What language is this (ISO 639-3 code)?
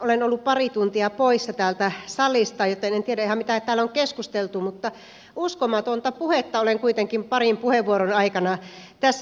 fin